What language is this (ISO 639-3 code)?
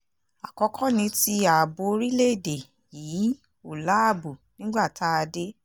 yor